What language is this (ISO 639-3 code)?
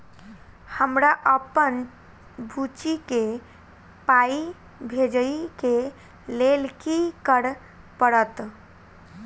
mai